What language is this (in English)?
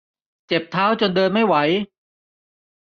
Thai